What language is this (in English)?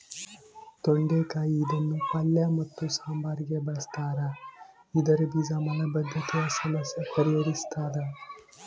Kannada